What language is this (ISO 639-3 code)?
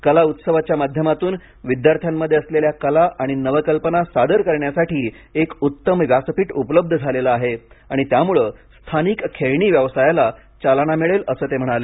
mar